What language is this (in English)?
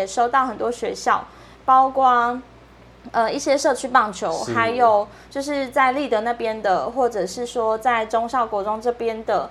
Chinese